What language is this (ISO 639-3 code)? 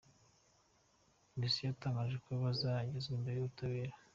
kin